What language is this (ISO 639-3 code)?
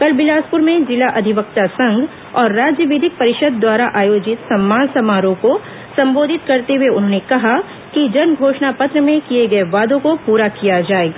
hin